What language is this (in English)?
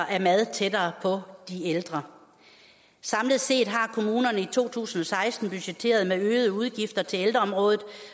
Danish